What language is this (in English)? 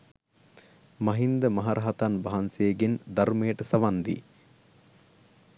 Sinhala